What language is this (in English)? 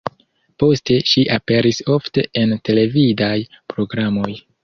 Esperanto